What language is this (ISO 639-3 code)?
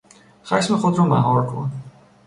fas